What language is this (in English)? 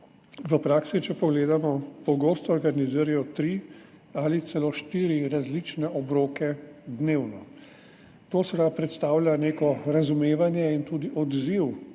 Slovenian